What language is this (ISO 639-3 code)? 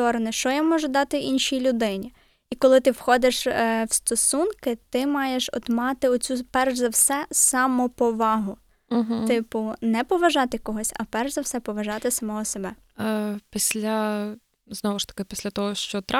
ukr